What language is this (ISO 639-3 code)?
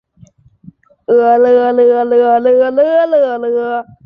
zho